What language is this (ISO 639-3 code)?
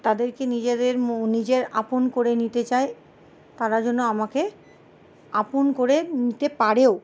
ben